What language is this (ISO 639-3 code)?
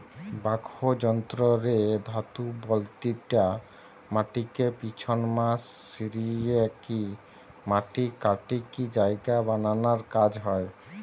ben